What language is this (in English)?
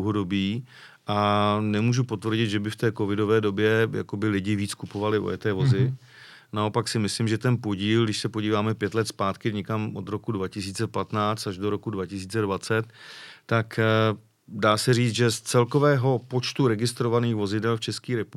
Czech